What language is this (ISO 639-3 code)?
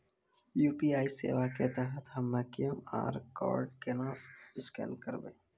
mai